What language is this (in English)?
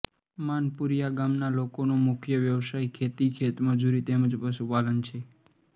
Gujarati